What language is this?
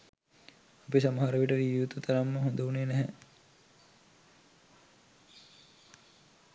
Sinhala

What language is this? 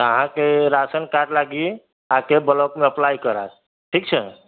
Maithili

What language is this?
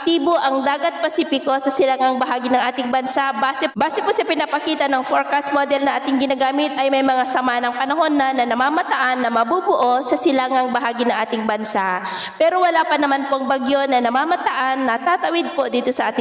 Filipino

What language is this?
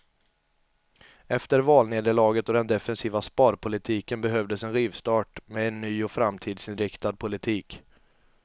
Swedish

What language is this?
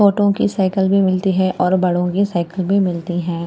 Hindi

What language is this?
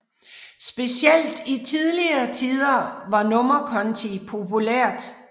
Danish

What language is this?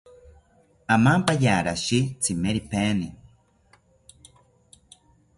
South Ucayali Ashéninka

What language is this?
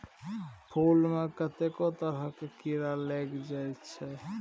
Maithili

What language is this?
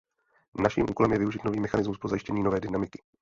Czech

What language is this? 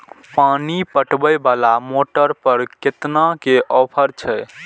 Maithili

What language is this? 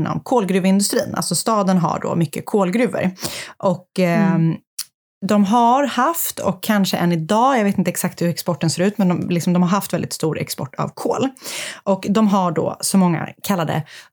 Swedish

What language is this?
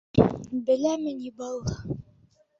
Bashkir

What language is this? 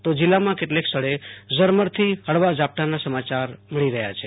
Gujarati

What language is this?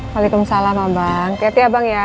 Indonesian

